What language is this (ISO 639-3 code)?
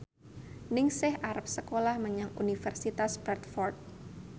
jav